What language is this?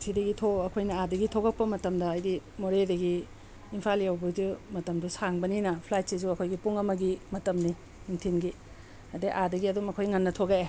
Manipuri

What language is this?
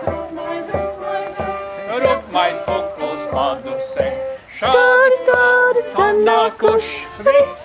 Latvian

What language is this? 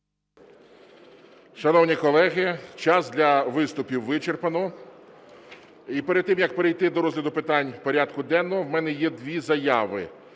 Ukrainian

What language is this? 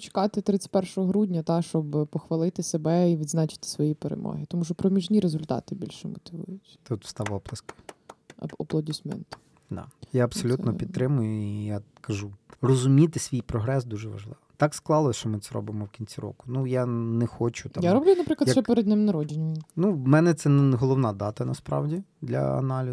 Ukrainian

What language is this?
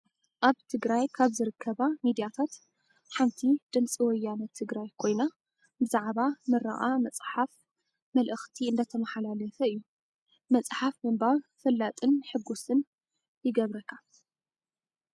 Tigrinya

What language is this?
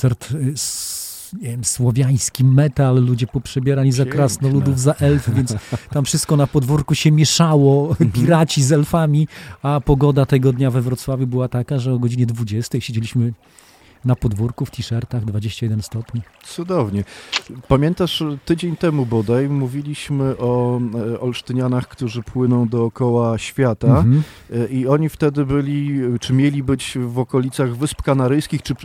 Polish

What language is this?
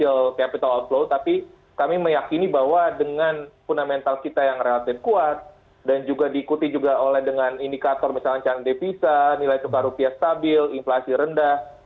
Indonesian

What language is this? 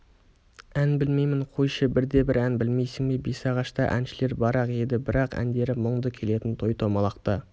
Kazakh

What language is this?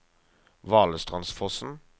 Norwegian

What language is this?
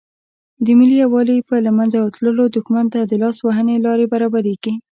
Pashto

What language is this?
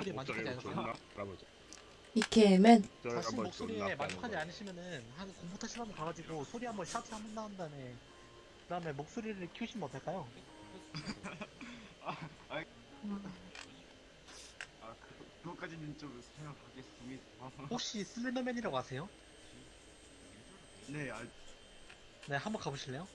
Korean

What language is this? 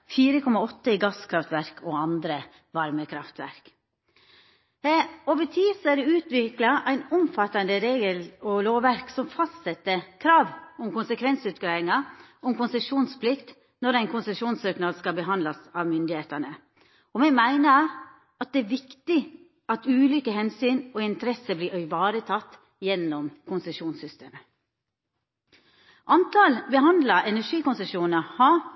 Norwegian Nynorsk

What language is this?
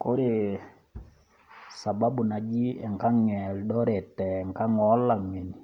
Masai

